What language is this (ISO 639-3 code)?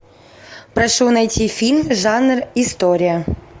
rus